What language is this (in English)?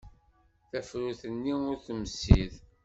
Kabyle